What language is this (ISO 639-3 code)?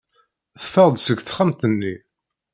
kab